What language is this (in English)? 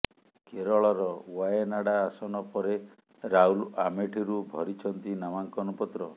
Odia